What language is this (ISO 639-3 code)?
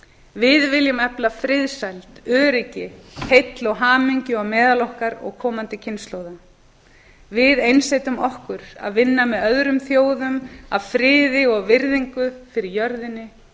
isl